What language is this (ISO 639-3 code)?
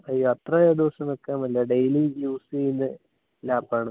mal